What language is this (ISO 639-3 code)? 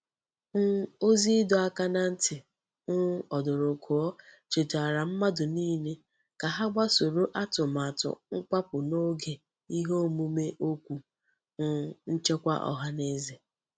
ibo